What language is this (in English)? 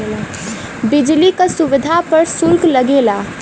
Bhojpuri